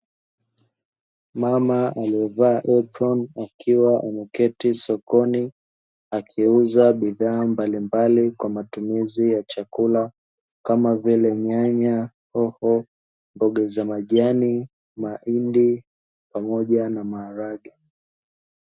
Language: Swahili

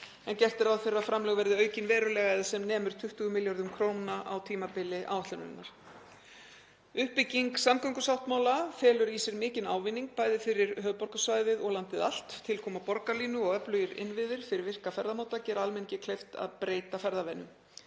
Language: Icelandic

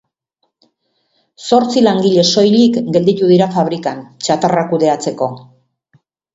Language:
Basque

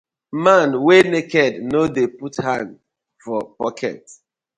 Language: Nigerian Pidgin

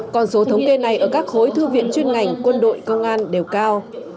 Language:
Vietnamese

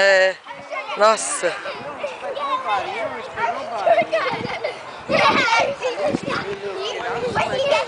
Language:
Portuguese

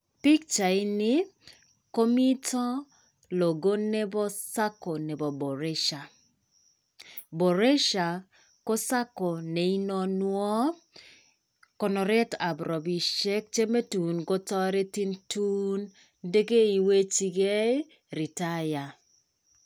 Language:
Kalenjin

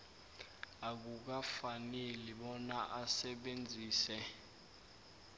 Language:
South Ndebele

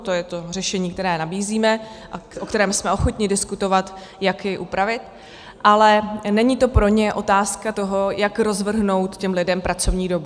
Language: Czech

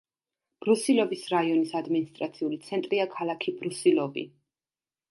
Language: Georgian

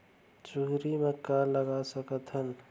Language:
Chhattisgarhi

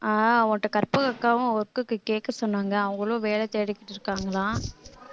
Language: Tamil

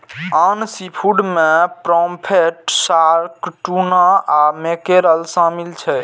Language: Maithili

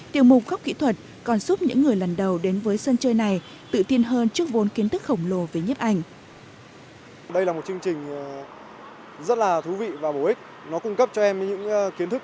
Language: Vietnamese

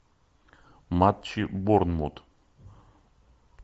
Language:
Russian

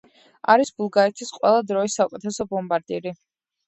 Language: Georgian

